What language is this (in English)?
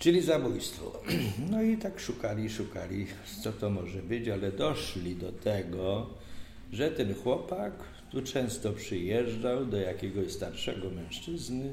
Polish